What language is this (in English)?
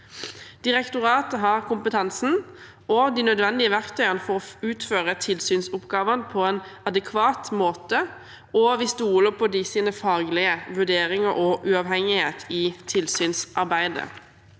Norwegian